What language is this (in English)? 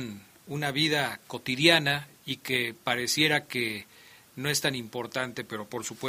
Spanish